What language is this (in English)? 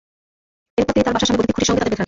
Bangla